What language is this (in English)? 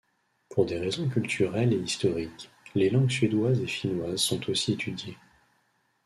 French